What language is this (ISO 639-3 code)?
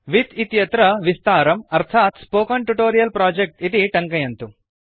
san